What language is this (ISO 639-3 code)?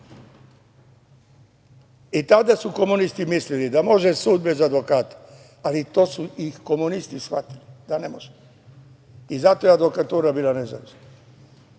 srp